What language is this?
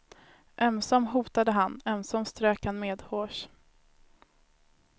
Swedish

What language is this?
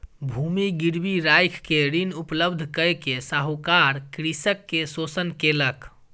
Maithili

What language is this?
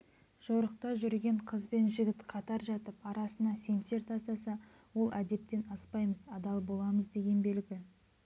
Kazakh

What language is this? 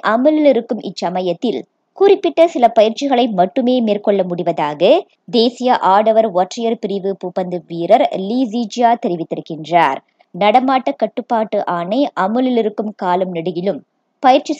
Tamil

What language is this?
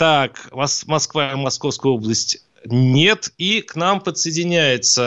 Russian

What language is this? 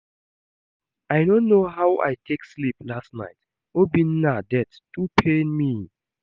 Nigerian Pidgin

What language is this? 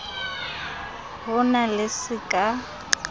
Southern Sotho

